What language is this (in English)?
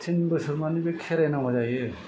Bodo